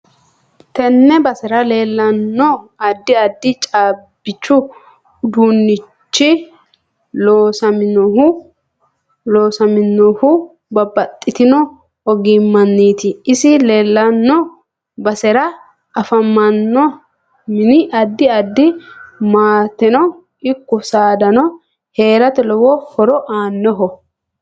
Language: Sidamo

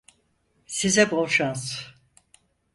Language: Turkish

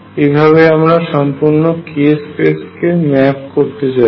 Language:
Bangla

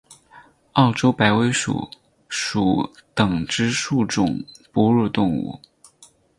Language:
Chinese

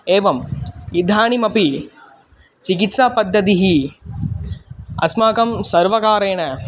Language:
Sanskrit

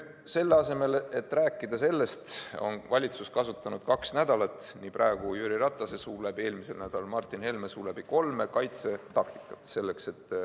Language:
Estonian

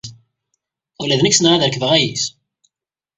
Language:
Kabyle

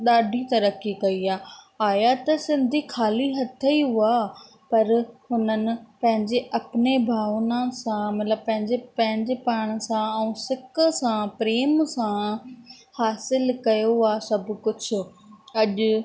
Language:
Sindhi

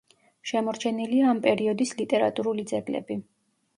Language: Georgian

